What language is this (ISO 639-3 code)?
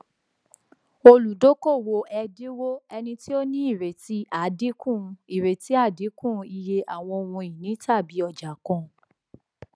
yor